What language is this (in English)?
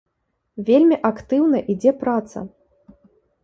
Belarusian